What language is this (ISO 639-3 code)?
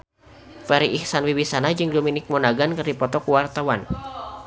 sun